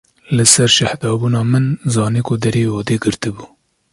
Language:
Kurdish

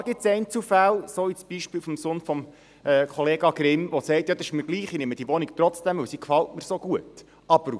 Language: Swiss German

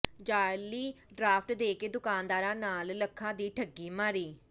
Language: Punjabi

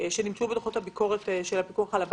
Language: Hebrew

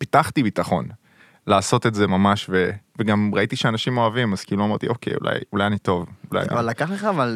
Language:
Hebrew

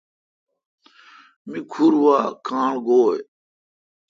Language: Kalkoti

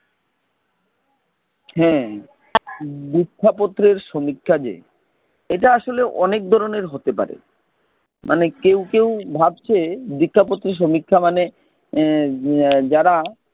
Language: Bangla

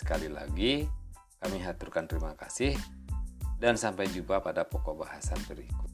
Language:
Indonesian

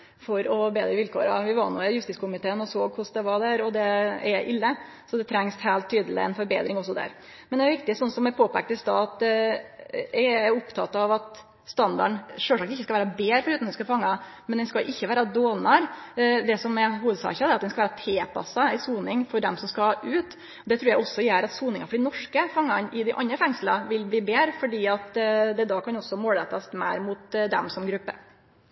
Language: Norwegian Nynorsk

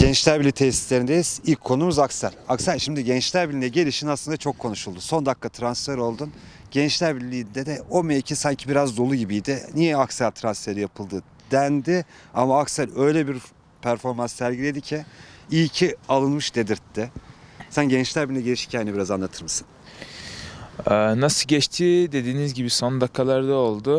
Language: Turkish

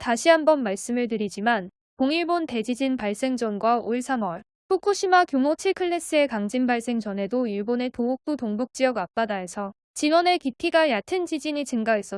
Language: Korean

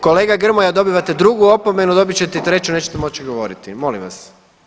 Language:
Croatian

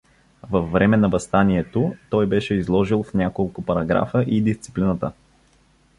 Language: Bulgarian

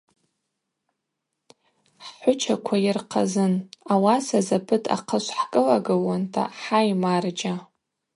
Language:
Abaza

